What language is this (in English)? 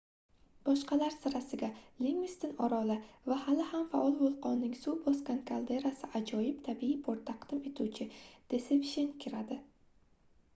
Uzbek